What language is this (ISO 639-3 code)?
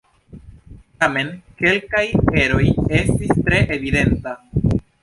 epo